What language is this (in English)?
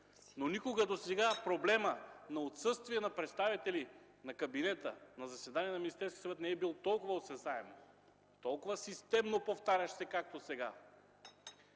Bulgarian